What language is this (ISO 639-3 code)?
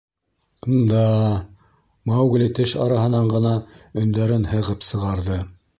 bak